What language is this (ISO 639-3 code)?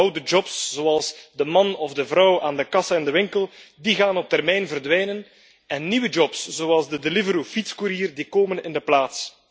nld